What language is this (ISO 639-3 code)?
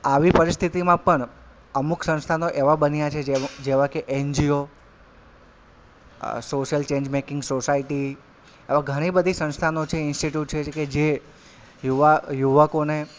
guj